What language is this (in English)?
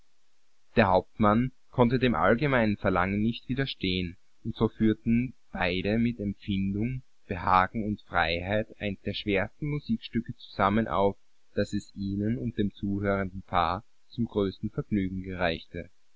German